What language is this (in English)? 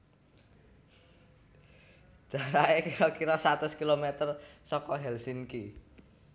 Javanese